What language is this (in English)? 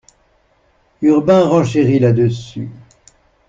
French